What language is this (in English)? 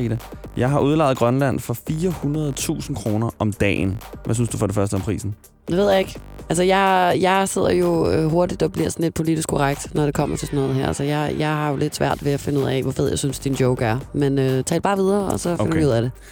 Danish